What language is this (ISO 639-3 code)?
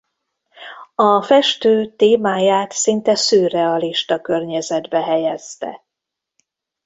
hun